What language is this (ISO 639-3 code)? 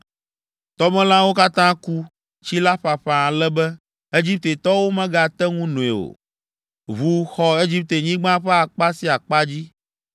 ewe